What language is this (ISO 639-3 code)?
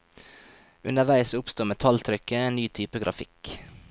nor